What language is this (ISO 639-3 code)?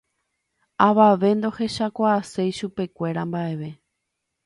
grn